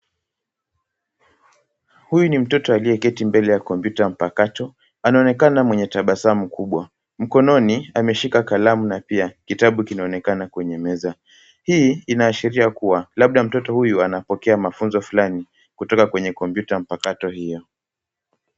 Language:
Swahili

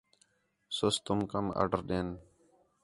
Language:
Khetrani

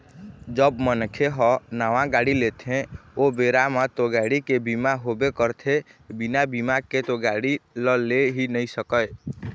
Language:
Chhattisgarhi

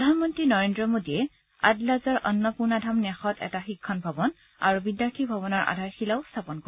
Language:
Assamese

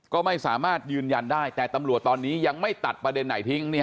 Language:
Thai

